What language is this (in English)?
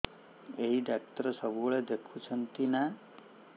Odia